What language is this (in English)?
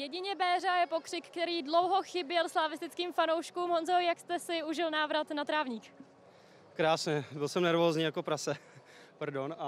Czech